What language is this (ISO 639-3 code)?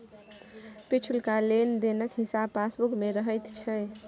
mai